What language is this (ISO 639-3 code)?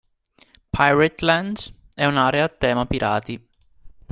ita